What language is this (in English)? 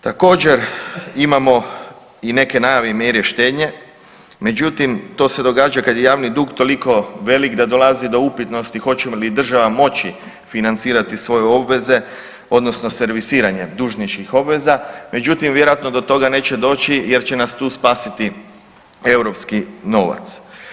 Croatian